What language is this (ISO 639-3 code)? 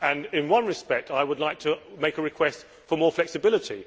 eng